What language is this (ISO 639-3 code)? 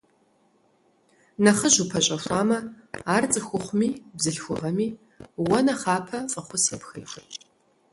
kbd